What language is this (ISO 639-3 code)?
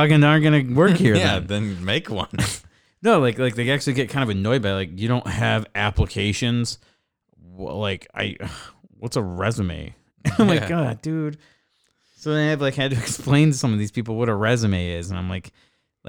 eng